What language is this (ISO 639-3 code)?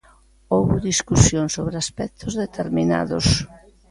glg